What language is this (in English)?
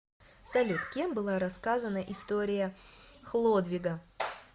Russian